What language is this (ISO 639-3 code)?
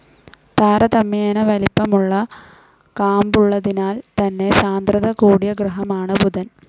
mal